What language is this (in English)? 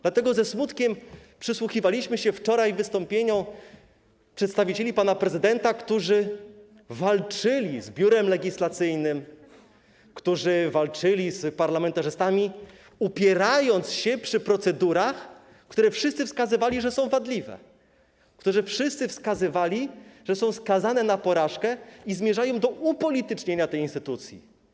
Polish